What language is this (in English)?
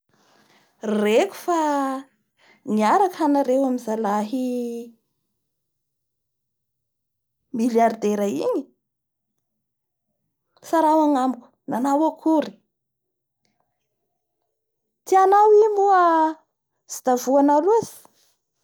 Bara Malagasy